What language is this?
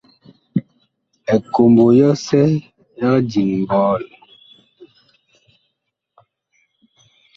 Bakoko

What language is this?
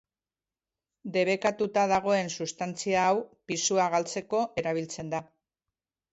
Basque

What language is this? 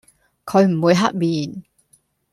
Cantonese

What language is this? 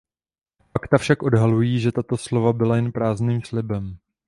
Czech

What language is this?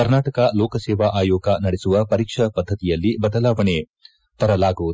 Kannada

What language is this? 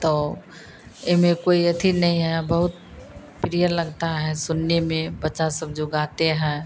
Hindi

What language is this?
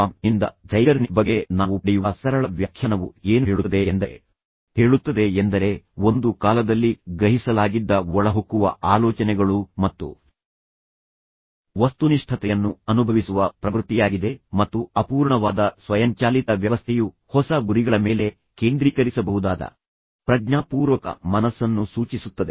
Kannada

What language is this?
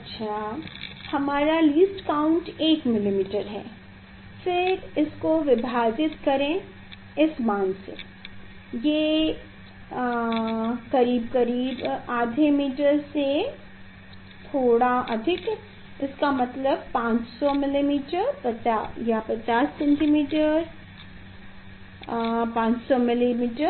Hindi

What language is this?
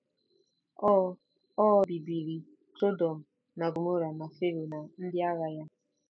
Igbo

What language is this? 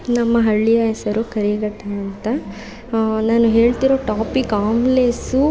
Kannada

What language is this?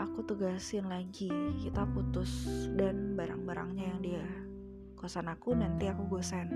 Indonesian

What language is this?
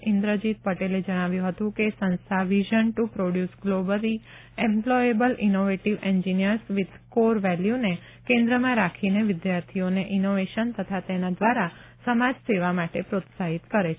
Gujarati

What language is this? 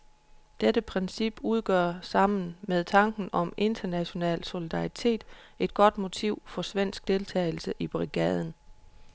Danish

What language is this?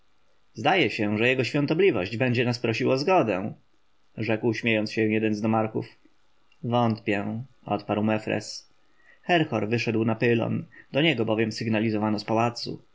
Polish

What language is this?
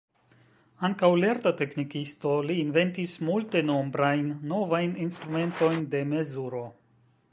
Esperanto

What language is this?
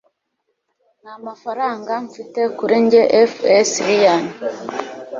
Kinyarwanda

